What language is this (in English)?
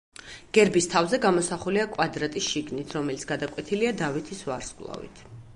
Georgian